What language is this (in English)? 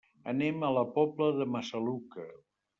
Catalan